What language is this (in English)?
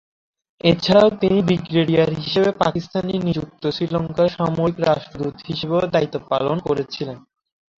Bangla